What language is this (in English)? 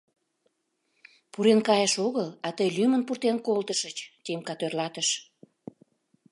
Mari